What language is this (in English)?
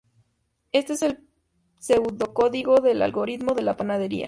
Spanish